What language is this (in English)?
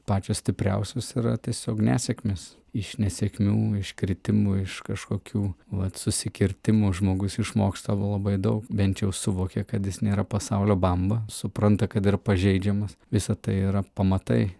Lithuanian